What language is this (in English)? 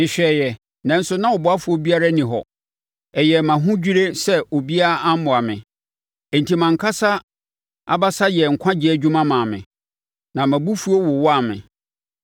Akan